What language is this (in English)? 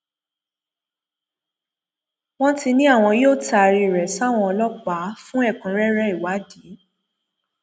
Yoruba